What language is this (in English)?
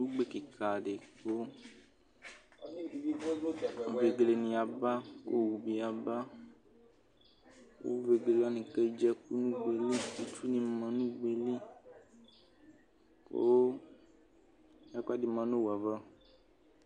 Ikposo